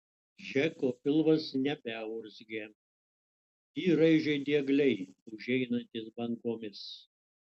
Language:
Lithuanian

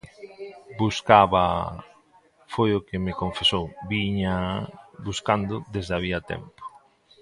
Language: Galician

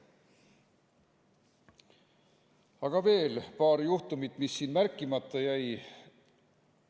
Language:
Estonian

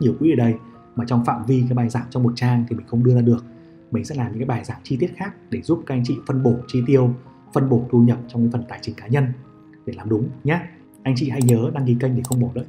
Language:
Vietnamese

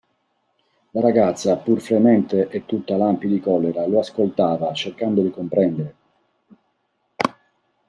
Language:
Italian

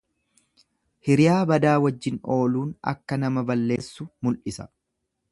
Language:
Oromo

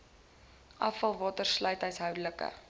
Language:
Afrikaans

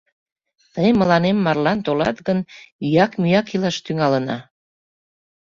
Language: Mari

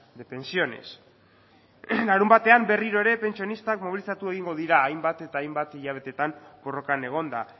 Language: Basque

